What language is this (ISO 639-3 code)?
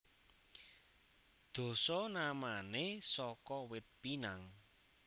jav